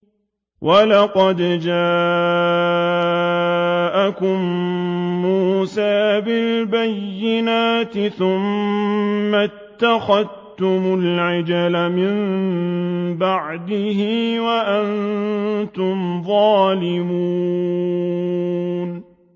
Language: Arabic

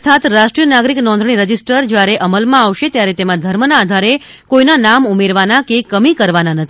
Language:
Gujarati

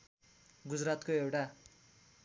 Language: Nepali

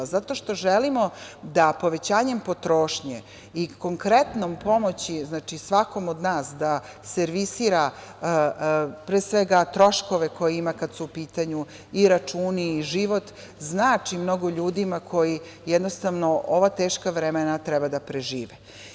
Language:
Serbian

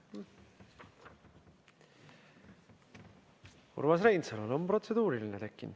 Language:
Estonian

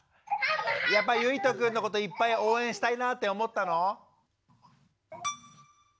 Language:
Japanese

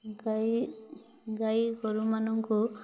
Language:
Odia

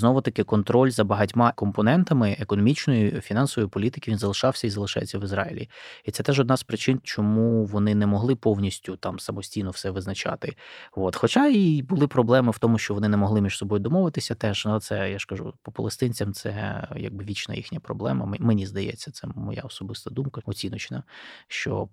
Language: Ukrainian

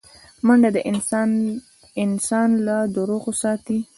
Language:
Pashto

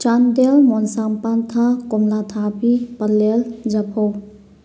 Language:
Manipuri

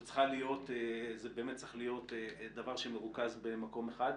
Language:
Hebrew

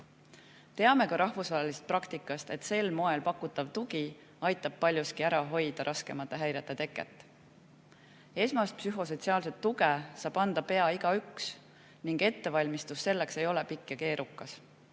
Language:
Estonian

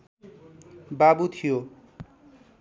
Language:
Nepali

